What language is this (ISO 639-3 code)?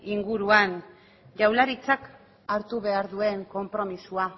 eus